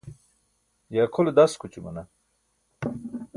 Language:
Burushaski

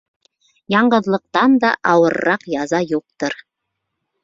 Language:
Bashkir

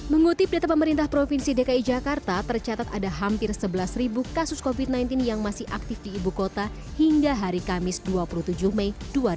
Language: Indonesian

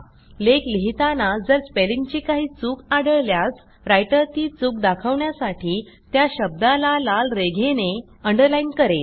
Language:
Marathi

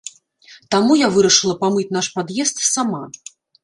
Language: Belarusian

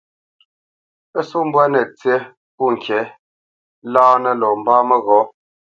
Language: Bamenyam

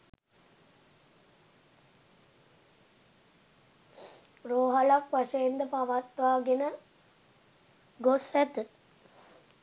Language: Sinhala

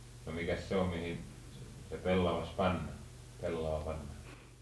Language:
Finnish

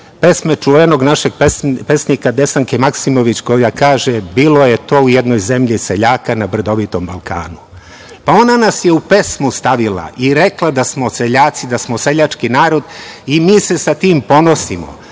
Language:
Serbian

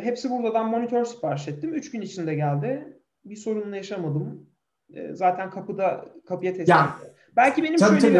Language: Turkish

